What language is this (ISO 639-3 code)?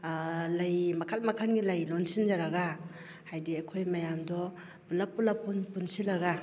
mni